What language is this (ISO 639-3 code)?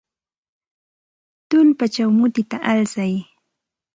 qxt